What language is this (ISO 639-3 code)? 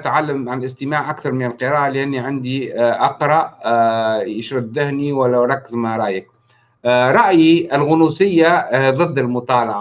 ara